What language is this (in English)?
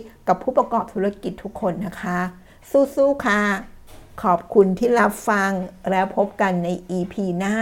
Thai